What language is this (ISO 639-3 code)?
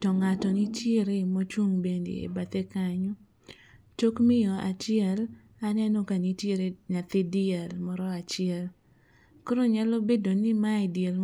luo